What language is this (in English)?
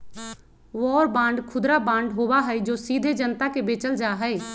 Magahi